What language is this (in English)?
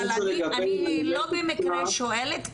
Hebrew